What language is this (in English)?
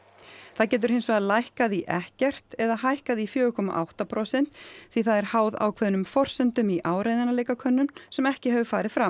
Icelandic